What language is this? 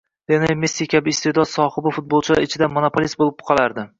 Uzbek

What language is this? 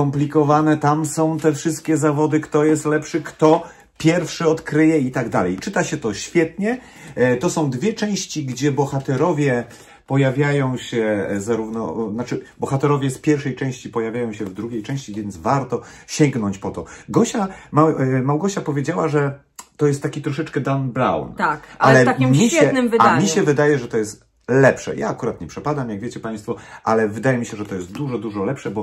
Polish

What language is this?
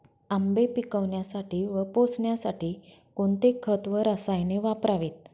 Marathi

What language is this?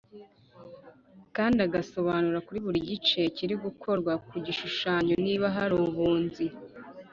Kinyarwanda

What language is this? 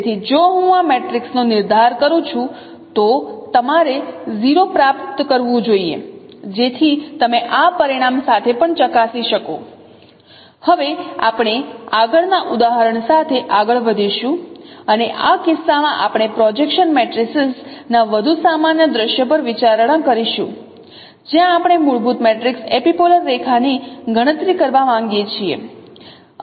Gujarati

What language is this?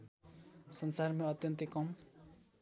Nepali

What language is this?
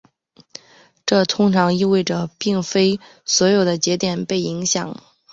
Chinese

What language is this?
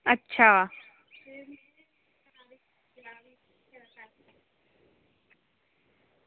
Dogri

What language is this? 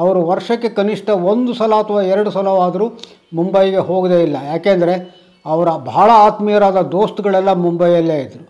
Kannada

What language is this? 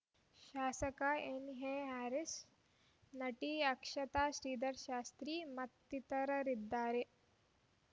Kannada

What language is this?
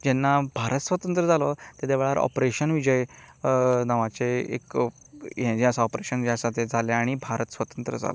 Konkani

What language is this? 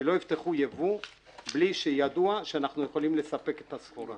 Hebrew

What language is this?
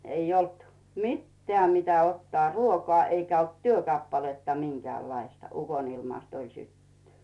Finnish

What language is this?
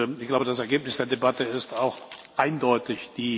German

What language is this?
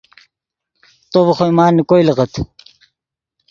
Yidgha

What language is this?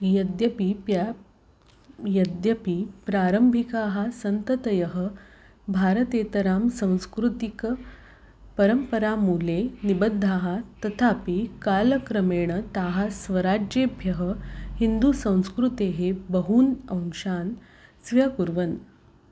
Sanskrit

